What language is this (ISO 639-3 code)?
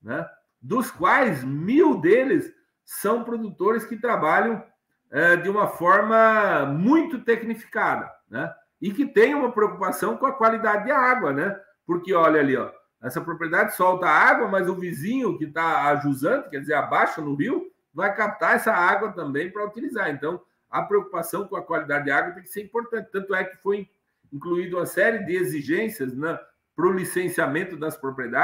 por